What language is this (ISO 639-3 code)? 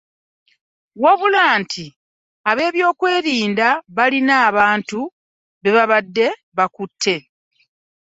lug